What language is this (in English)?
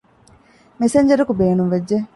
Divehi